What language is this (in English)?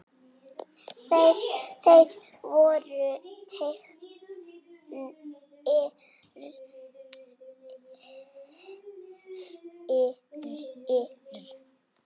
Icelandic